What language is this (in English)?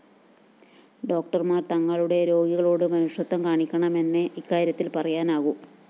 Malayalam